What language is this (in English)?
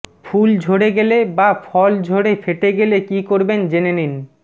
Bangla